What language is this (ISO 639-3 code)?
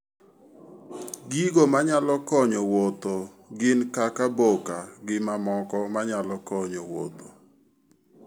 luo